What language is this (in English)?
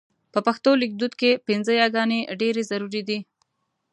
Pashto